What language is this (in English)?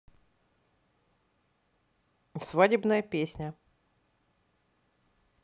Russian